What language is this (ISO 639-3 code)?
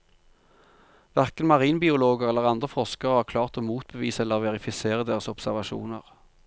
nor